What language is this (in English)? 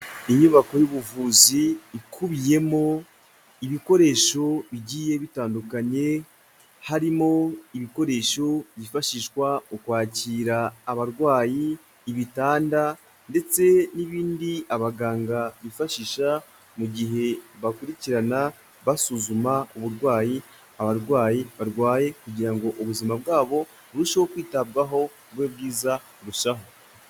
Kinyarwanda